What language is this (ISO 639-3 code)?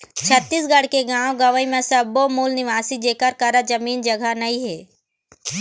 hne